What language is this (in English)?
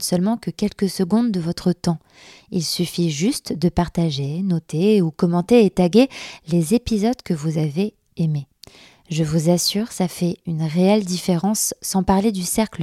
French